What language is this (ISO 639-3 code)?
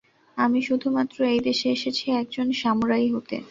ben